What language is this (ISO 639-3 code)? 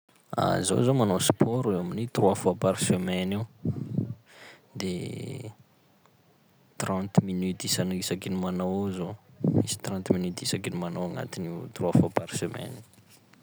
skg